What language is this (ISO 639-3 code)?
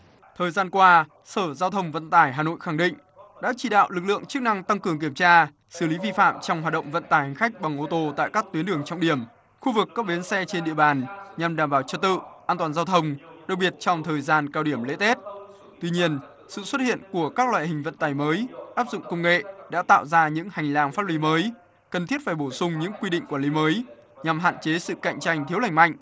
vie